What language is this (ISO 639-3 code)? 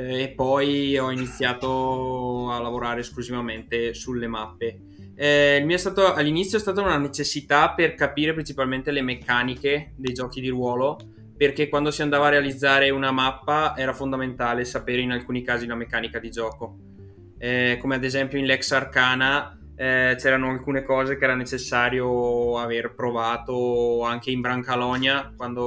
ita